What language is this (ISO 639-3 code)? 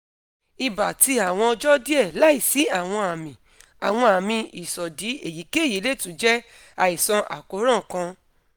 yor